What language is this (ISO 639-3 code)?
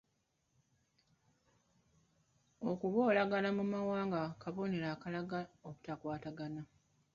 lug